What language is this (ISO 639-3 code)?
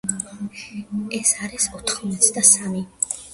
kat